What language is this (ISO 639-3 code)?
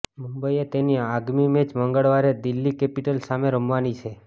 guj